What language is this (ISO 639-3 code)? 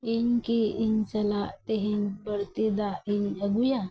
sat